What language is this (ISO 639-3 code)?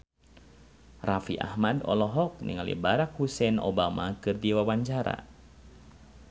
sun